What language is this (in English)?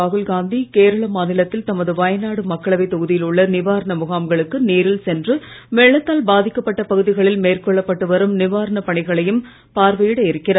Tamil